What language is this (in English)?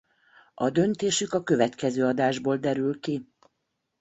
Hungarian